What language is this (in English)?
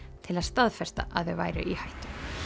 Icelandic